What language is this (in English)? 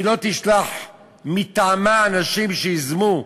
Hebrew